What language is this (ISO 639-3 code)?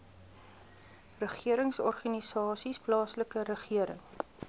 afr